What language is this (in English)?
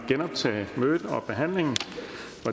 Danish